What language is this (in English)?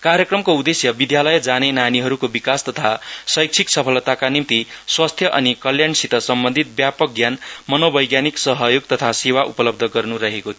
Nepali